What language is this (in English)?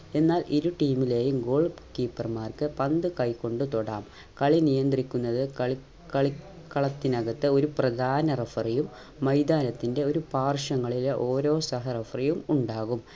Malayalam